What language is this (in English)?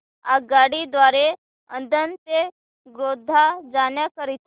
Marathi